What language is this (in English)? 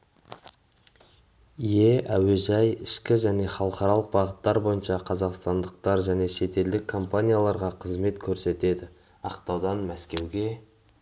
Kazakh